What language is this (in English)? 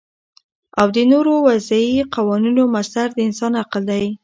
Pashto